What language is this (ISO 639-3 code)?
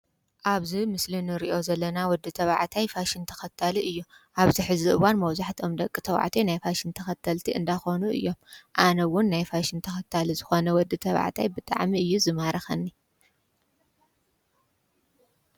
tir